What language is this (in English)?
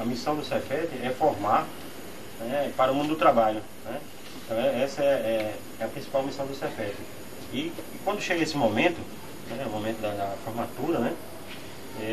Portuguese